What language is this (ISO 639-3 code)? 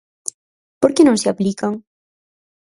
glg